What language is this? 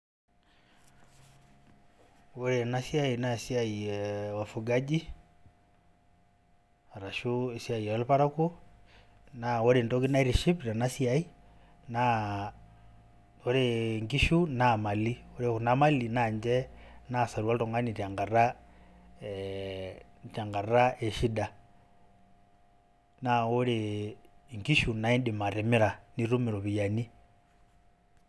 Masai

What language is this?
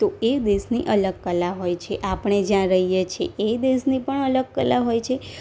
Gujarati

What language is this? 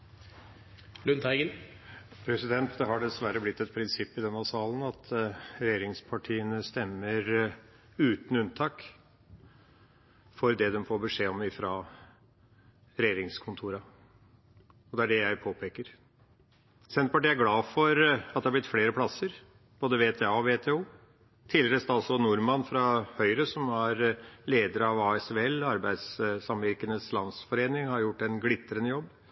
Norwegian Bokmål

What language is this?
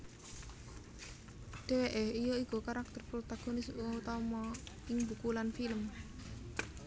Javanese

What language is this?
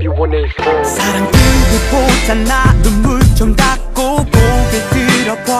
Korean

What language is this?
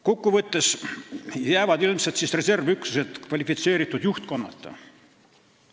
Estonian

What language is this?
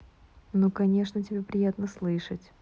Russian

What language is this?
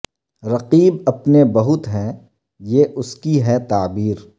Urdu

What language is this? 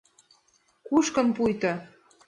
Mari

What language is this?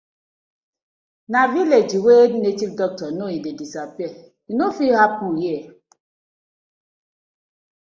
Nigerian Pidgin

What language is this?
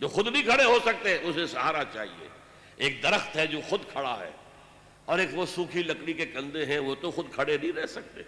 Urdu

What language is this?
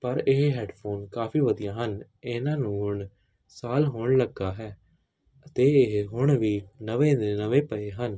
Punjabi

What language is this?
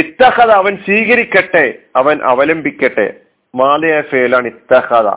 Malayalam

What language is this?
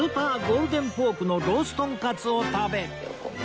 Japanese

